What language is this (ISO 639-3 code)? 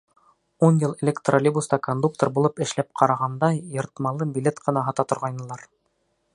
bak